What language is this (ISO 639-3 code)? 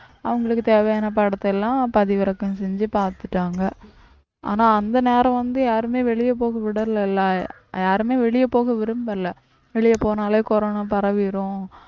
tam